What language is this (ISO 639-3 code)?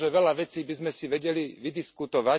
slk